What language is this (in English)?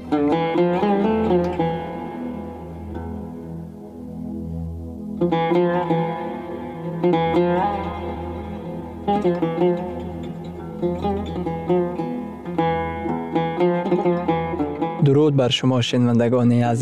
Persian